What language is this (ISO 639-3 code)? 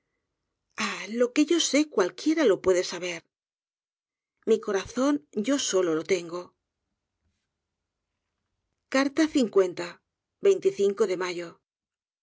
spa